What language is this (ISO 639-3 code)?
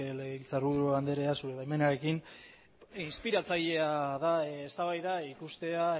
eus